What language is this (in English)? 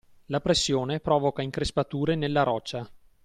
Italian